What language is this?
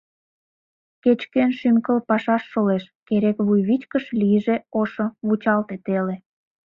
Mari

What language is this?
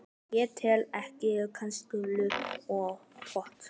Icelandic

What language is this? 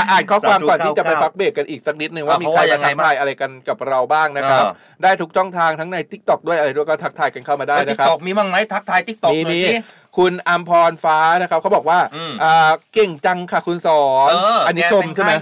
Thai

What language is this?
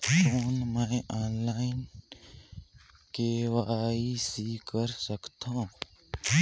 Chhattisgarhi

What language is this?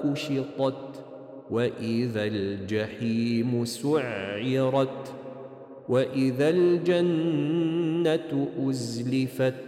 Arabic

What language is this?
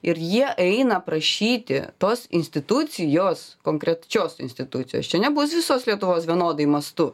Lithuanian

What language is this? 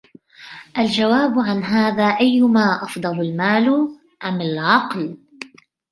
Arabic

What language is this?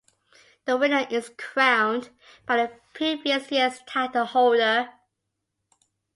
English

